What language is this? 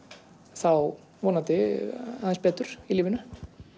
Icelandic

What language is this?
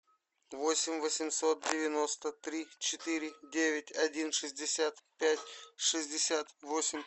Russian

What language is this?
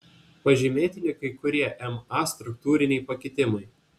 Lithuanian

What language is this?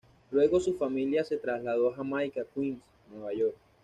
Spanish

